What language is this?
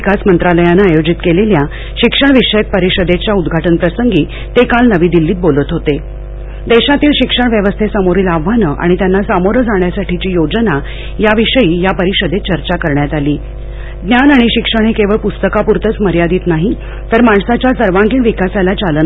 Marathi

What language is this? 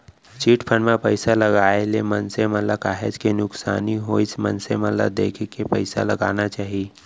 Chhattisgarhi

